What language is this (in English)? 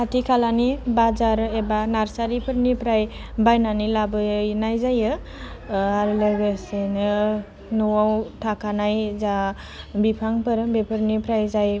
Bodo